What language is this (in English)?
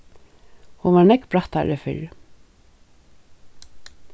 Faroese